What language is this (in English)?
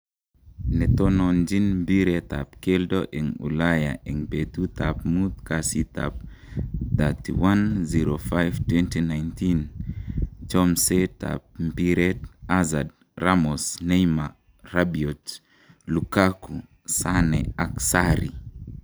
Kalenjin